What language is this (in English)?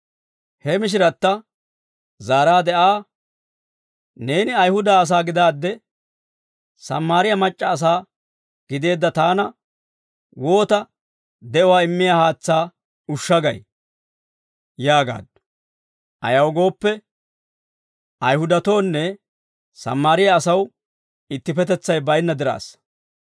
Dawro